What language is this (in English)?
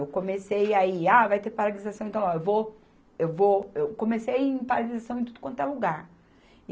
Portuguese